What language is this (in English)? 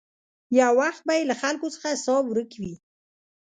Pashto